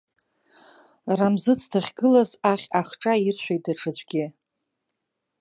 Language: Abkhazian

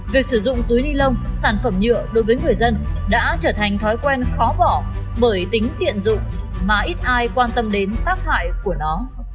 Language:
Vietnamese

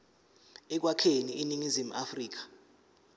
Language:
Zulu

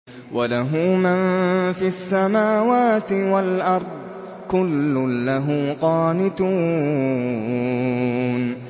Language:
Arabic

